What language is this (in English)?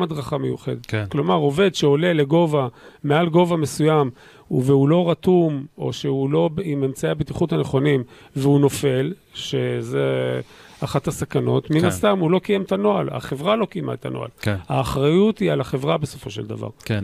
Hebrew